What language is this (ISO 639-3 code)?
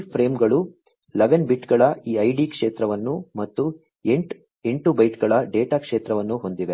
kan